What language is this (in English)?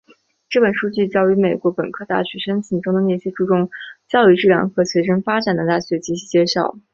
Chinese